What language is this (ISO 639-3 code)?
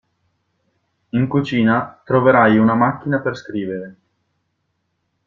ita